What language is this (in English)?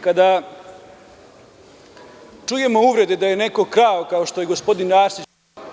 Serbian